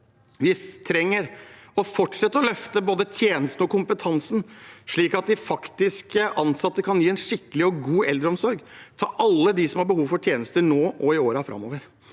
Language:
Norwegian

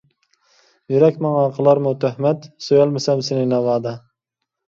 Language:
Uyghur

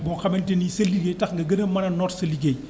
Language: Wolof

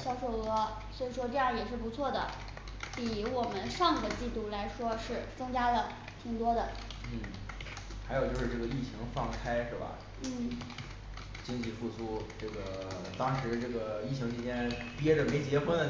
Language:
Chinese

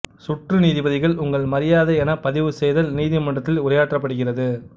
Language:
Tamil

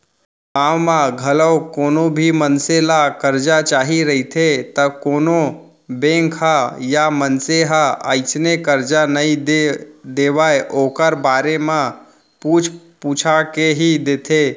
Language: Chhattisgarhi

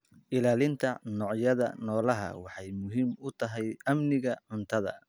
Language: Somali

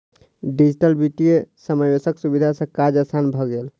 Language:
Maithili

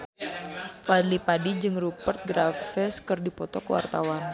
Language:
Sundanese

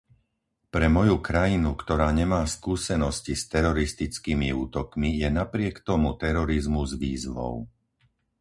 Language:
Slovak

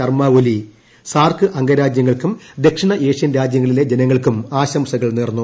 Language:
Malayalam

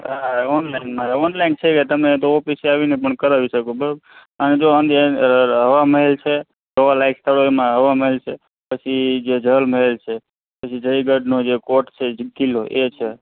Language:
Gujarati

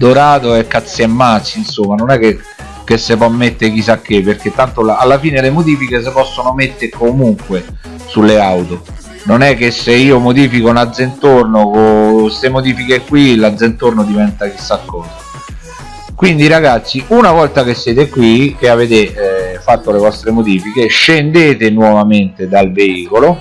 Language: Italian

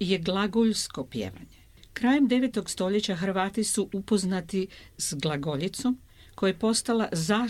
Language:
Croatian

